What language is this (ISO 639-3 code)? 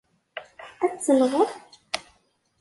kab